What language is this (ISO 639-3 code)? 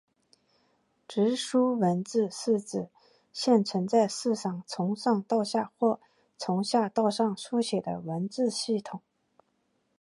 zho